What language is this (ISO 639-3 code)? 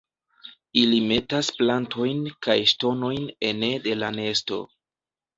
epo